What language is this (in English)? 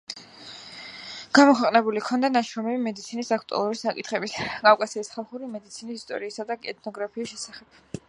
Georgian